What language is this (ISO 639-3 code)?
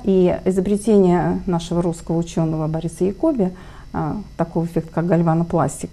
rus